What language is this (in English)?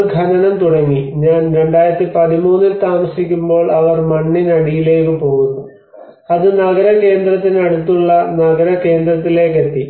Malayalam